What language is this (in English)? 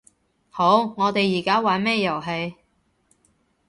Cantonese